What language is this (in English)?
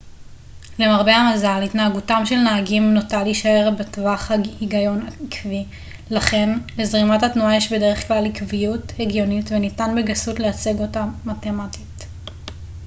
Hebrew